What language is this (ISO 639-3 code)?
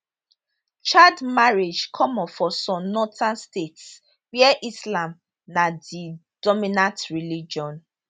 pcm